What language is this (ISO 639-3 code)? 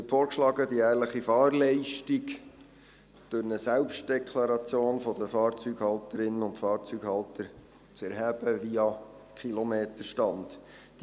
gsw